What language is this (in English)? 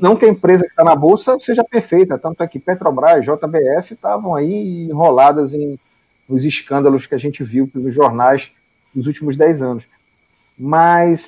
Portuguese